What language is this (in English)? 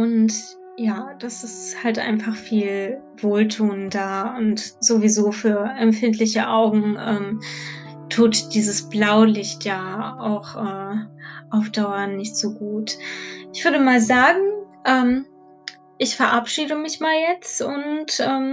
German